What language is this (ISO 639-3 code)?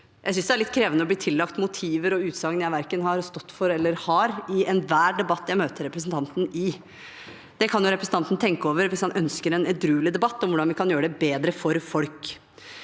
nor